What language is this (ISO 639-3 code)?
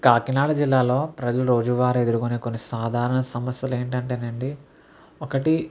tel